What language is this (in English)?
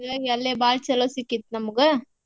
Kannada